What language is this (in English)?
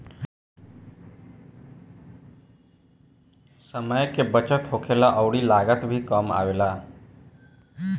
Bhojpuri